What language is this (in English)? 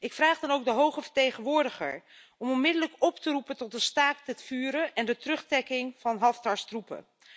Dutch